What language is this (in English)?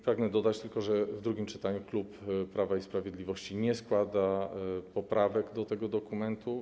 Polish